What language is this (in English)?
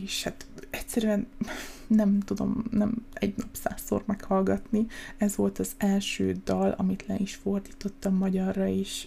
Hungarian